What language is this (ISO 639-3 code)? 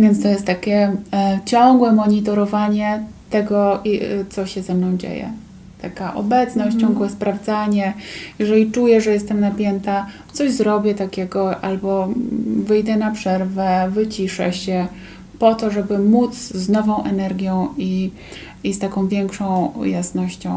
pol